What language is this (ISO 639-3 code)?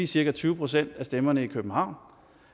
dan